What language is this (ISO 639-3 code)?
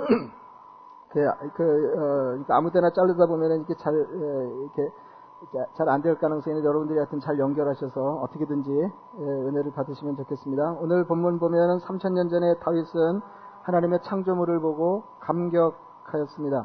kor